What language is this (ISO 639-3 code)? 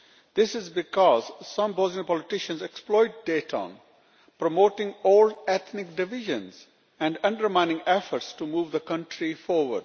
eng